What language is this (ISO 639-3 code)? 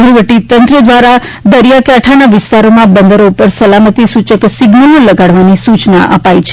guj